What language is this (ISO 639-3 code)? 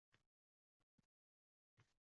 uzb